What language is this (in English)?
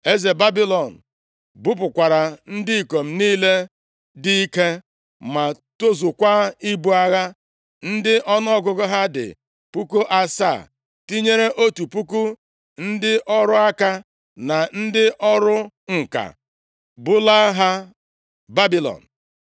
Igbo